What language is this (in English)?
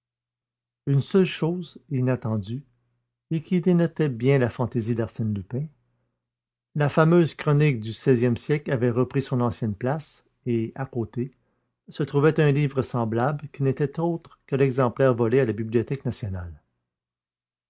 French